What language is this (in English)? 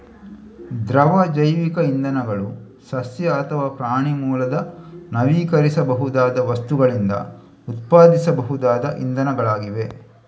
Kannada